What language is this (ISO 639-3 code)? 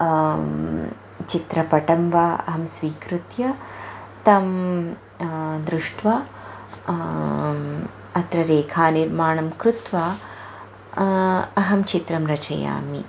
san